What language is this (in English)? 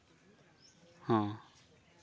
Santali